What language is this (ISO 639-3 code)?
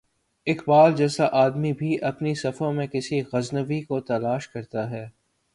urd